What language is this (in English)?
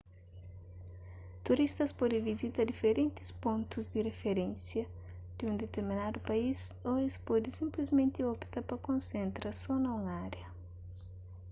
Kabuverdianu